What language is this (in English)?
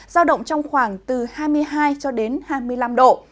Vietnamese